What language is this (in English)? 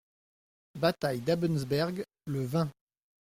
French